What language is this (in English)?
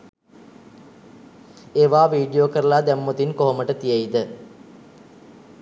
Sinhala